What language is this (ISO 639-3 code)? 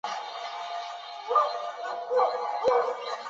zho